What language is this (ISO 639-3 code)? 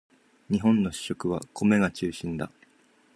jpn